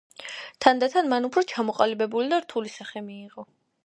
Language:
Georgian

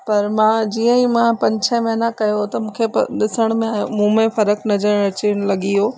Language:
Sindhi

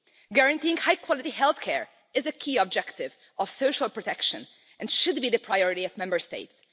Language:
English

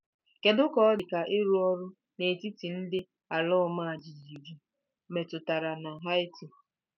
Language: Igbo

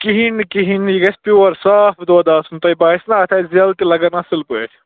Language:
Kashmiri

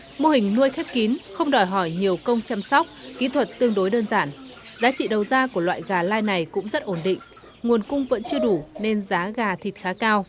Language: Vietnamese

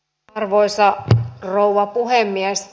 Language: Finnish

